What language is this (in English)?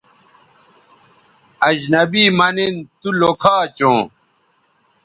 Bateri